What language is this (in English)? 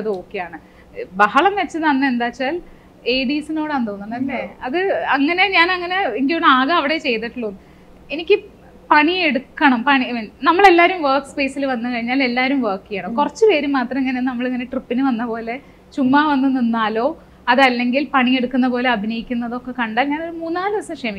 Malayalam